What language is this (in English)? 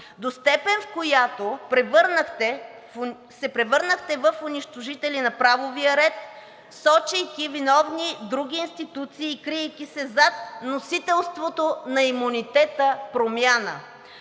Bulgarian